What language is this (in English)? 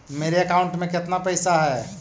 Magahi